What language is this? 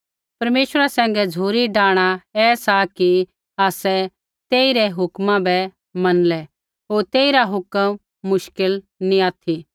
Kullu Pahari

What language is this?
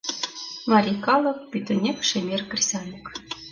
Mari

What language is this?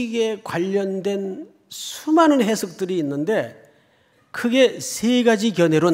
Korean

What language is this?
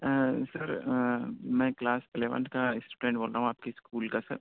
Urdu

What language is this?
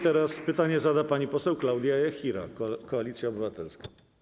Polish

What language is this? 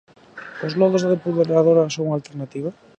Galician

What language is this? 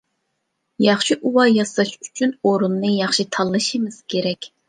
Uyghur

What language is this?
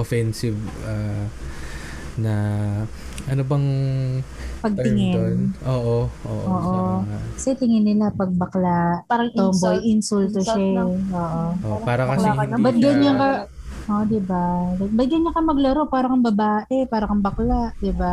Filipino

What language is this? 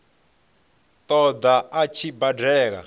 Venda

